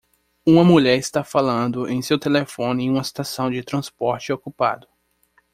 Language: Portuguese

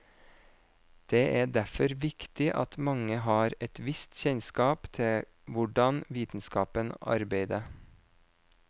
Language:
Norwegian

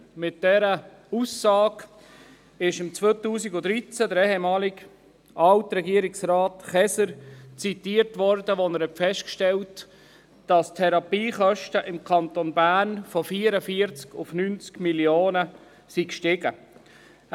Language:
Swiss German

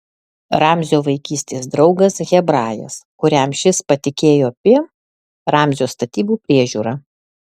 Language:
Lithuanian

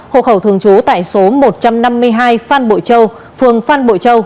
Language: Vietnamese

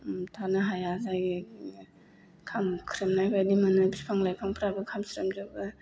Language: Bodo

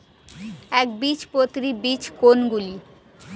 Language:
Bangla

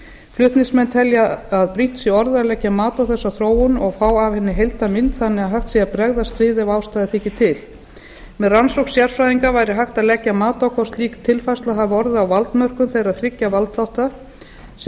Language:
Icelandic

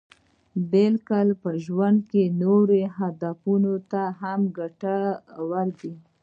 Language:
Pashto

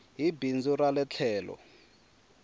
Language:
Tsonga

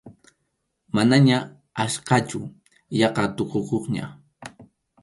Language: Arequipa-La Unión Quechua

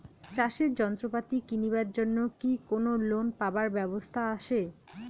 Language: Bangla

